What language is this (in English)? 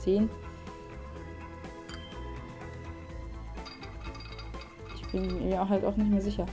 German